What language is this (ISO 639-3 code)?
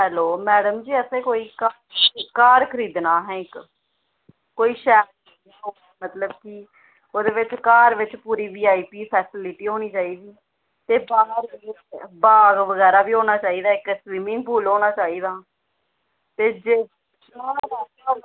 doi